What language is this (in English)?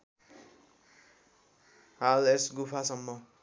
Nepali